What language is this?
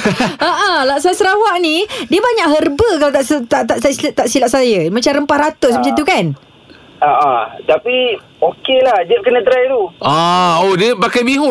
Malay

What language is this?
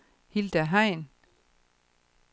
Danish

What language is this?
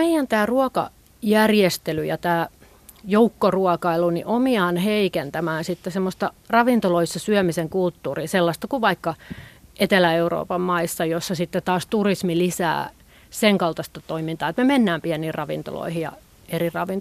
Finnish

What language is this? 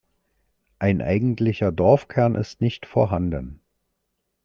German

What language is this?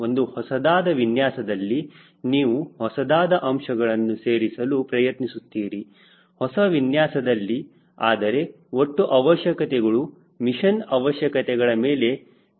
Kannada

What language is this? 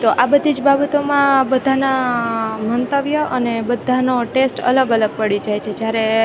Gujarati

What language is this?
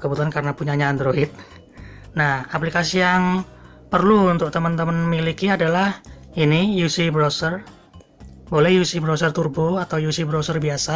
Indonesian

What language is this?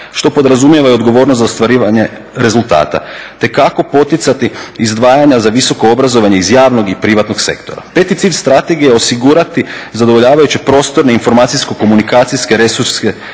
Croatian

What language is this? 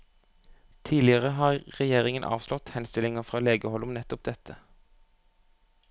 Norwegian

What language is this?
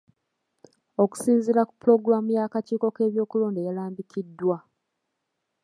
Ganda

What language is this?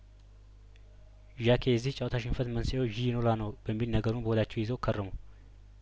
Amharic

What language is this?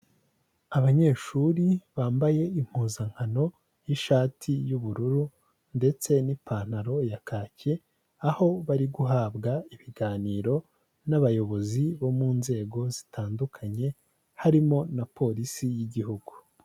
Kinyarwanda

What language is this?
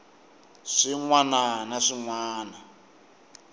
Tsonga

